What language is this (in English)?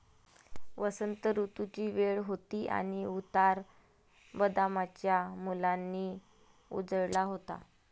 Marathi